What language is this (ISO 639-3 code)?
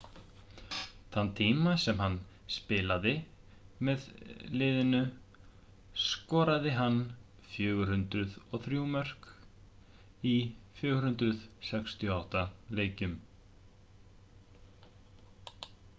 isl